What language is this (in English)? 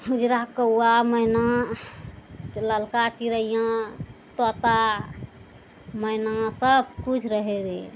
Maithili